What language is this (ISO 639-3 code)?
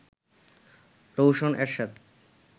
ben